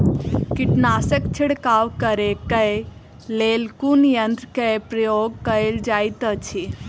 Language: Maithili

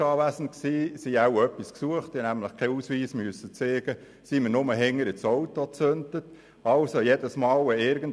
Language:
Swiss German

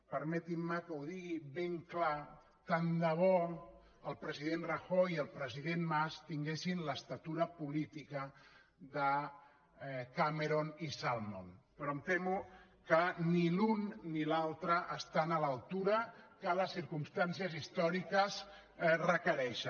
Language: Catalan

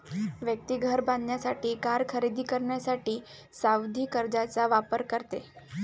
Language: Marathi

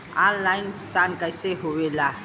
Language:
Bhojpuri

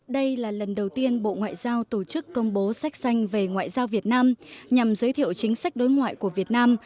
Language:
Vietnamese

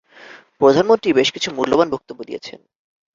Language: Bangla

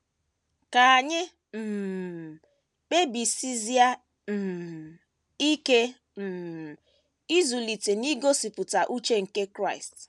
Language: Igbo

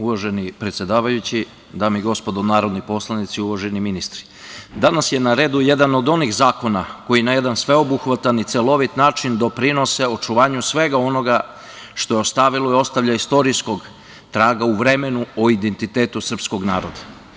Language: Serbian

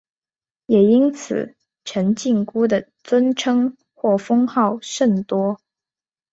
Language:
Chinese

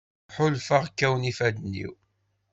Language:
Kabyle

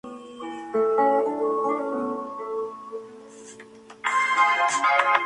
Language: Spanish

